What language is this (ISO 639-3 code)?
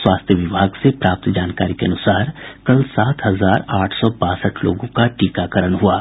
hin